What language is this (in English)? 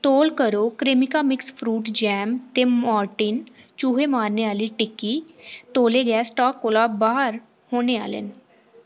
Dogri